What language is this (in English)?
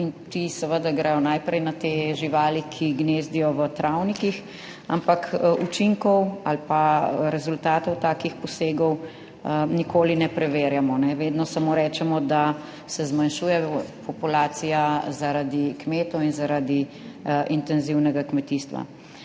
Slovenian